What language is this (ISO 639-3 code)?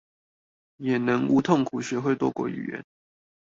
zho